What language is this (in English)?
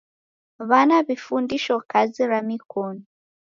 Taita